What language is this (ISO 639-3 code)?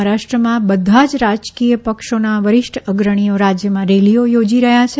guj